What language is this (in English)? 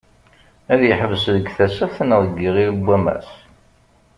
Kabyle